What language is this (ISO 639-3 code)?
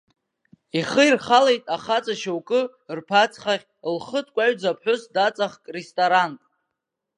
abk